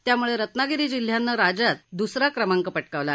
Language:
Marathi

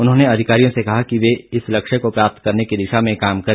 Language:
Hindi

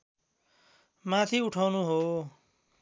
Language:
Nepali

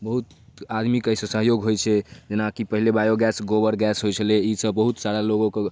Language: Maithili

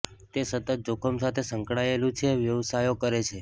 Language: Gujarati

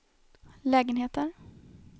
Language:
Swedish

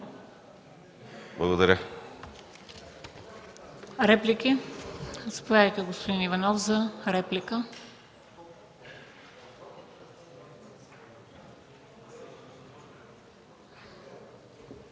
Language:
Bulgarian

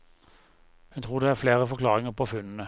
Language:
Norwegian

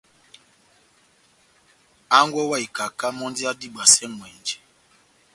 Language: Batanga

